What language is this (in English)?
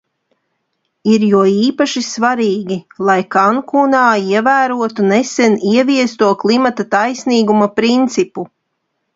Latvian